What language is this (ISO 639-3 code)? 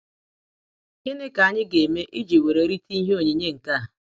ibo